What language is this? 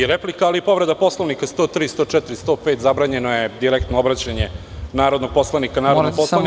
Serbian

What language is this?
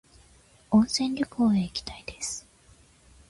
Japanese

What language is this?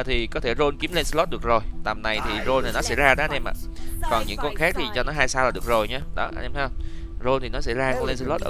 Vietnamese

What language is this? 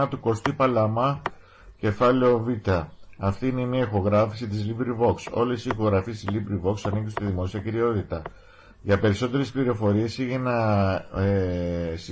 Greek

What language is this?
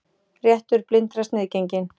Icelandic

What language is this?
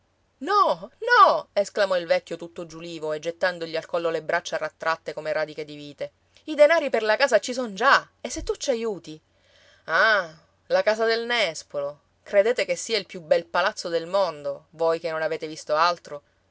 Italian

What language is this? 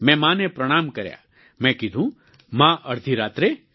Gujarati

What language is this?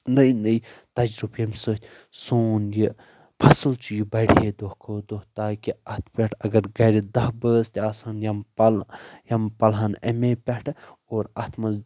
Kashmiri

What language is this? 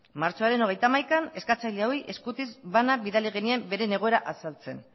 Basque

